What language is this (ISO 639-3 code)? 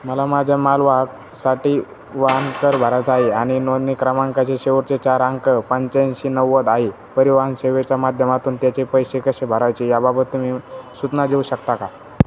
mar